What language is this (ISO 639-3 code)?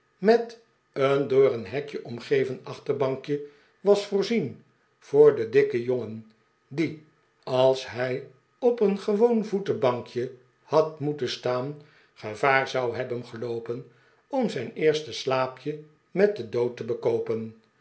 nld